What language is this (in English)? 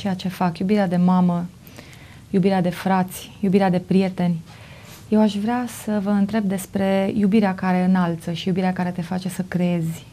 Romanian